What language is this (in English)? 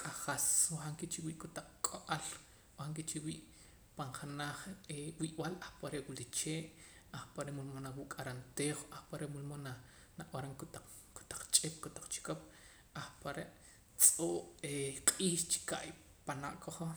Poqomam